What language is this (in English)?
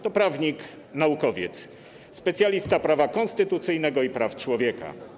Polish